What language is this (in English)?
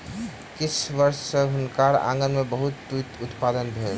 Maithili